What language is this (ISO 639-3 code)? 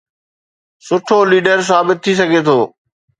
snd